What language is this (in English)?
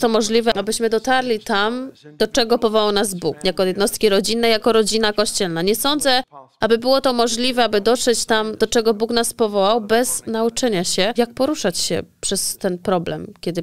Polish